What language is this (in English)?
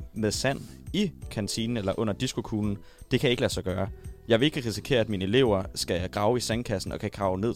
Danish